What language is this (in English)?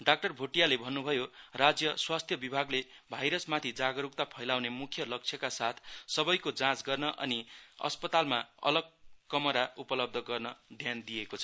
Nepali